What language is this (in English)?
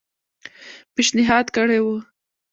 Pashto